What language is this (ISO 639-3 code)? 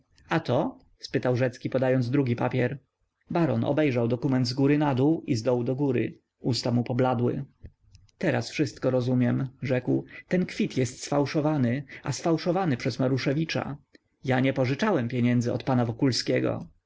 pol